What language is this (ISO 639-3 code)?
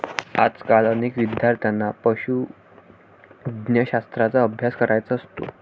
mar